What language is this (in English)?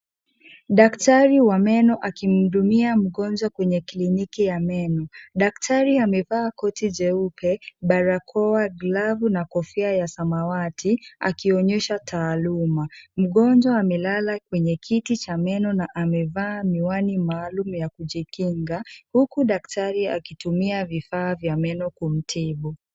Swahili